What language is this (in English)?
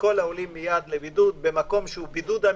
Hebrew